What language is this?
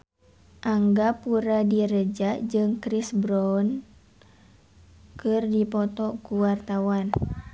Sundanese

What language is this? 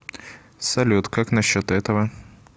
Russian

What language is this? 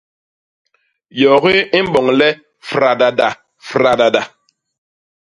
Basaa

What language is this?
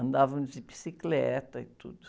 Portuguese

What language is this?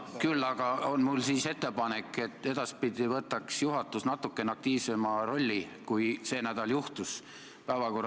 Estonian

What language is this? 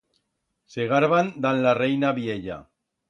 Aragonese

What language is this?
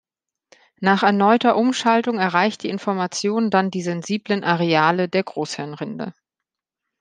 German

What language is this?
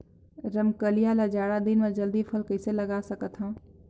Chhattisgarhi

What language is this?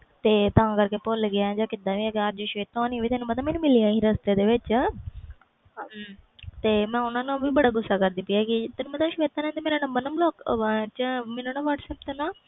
Punjabi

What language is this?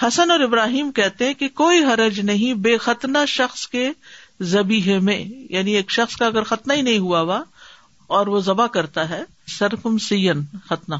Urdu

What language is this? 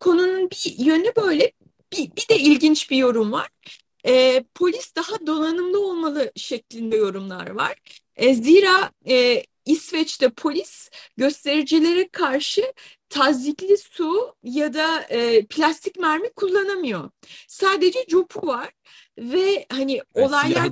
Turkish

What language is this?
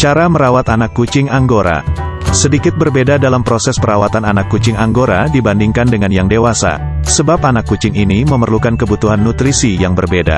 Indonesian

